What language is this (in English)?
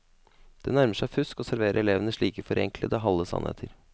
Norwegian